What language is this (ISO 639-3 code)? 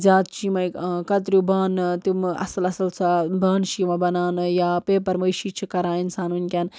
kas